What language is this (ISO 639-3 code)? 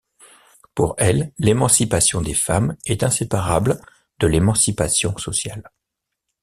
fra